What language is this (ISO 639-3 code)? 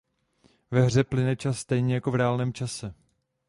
ces